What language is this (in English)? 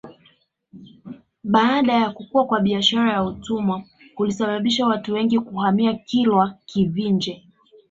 Swahili